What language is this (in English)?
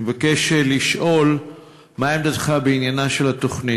Hebrew